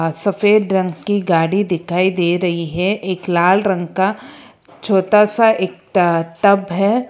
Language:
Hindi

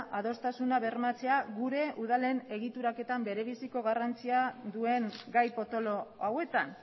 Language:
Basque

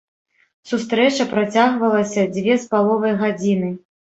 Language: Belarusian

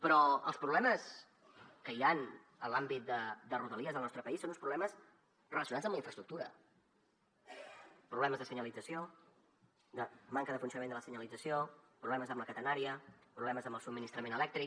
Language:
Catalan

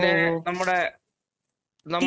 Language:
Malayalam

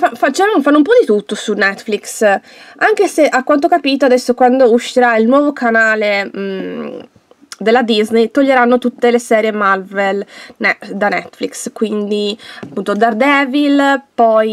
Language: Italian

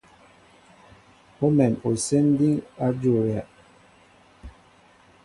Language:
Mbo (Cameroon)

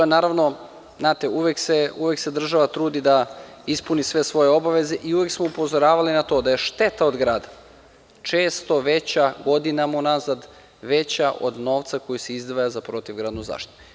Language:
Serbian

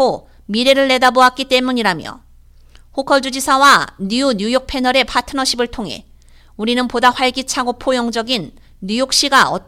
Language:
Korean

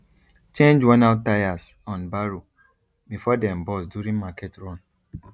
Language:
Nigerian Pidgin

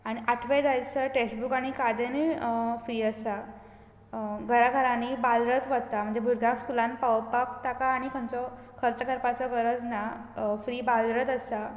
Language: Konkani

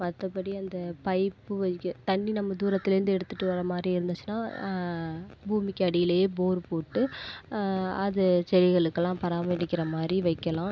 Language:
Tamil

